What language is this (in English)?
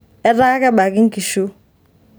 Masai